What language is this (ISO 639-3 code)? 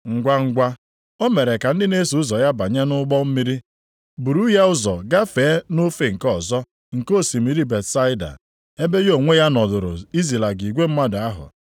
ibo